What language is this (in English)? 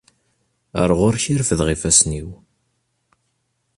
Kabyle